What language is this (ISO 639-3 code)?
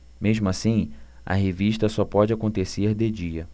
por